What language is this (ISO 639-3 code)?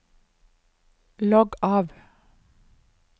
nor